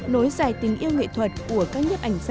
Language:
Vietnamese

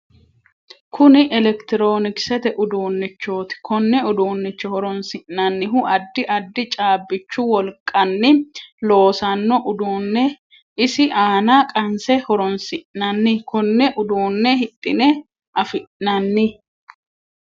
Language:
Sidamo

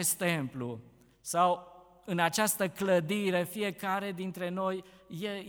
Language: Romanian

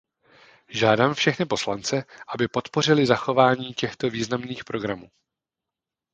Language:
Czech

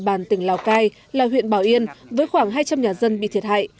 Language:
Vietnamese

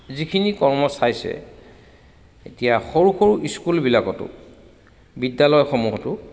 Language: Assamese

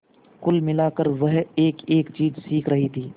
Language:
Hindi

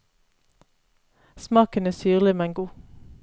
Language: Norwegian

